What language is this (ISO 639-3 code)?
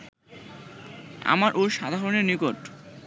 ben